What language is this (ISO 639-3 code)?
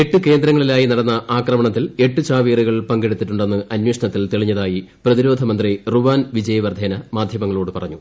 mal